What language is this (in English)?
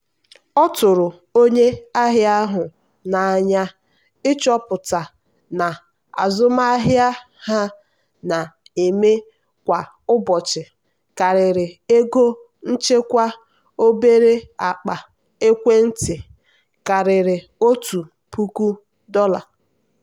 Igbo